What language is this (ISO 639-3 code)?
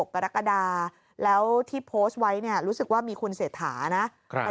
tha